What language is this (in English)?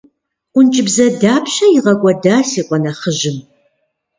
Kabardian